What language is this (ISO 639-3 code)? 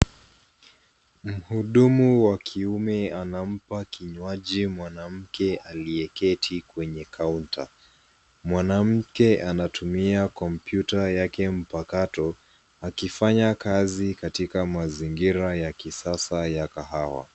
swa